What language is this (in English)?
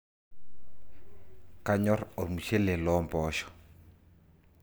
Masai